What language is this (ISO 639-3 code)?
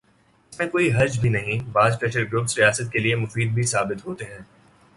urd